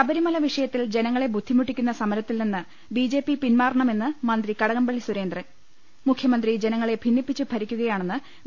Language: Malayalam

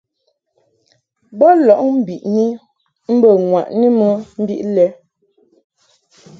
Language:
Mungaka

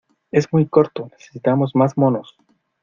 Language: Spanish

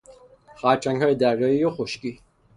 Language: Persian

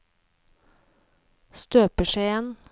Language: Norwegian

